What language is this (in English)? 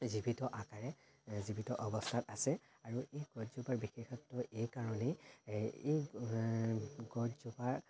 Assamese